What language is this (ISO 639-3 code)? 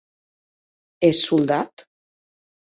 oci